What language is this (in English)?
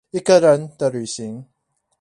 Chinese